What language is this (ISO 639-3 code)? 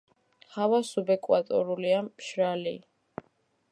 kat